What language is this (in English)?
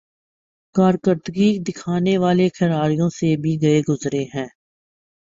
Urdu